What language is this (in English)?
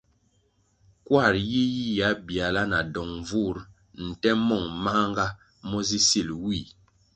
Kwasio